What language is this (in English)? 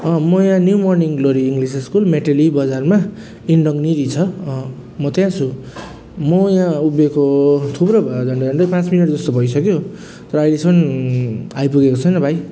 Nepali